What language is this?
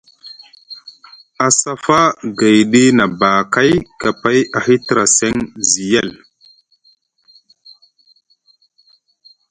Musgu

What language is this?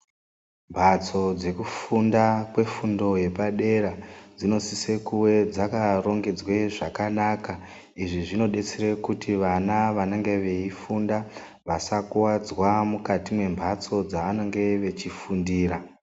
Ndau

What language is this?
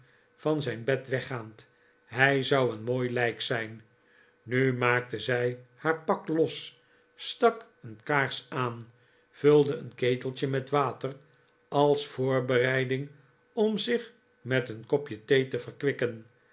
Dutch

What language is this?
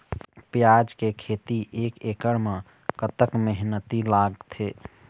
Chhattisgarhi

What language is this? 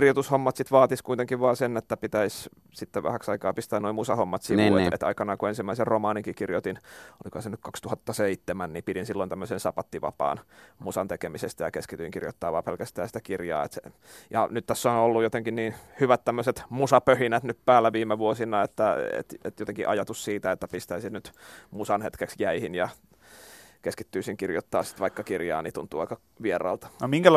Finnish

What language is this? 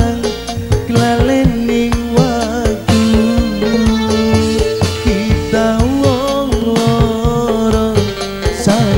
Indonesian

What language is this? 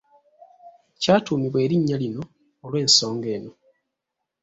Ganda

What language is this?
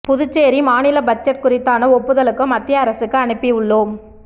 Tamil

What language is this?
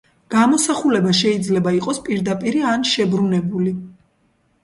Georgian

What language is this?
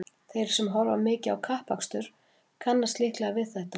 Icelandic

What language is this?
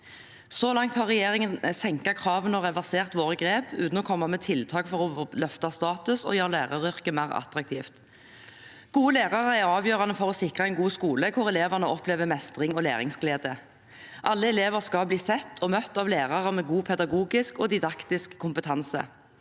Norwegian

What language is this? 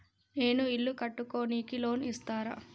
Telugu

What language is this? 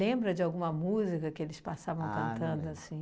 Portuguese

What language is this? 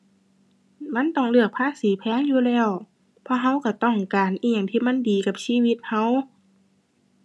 Thai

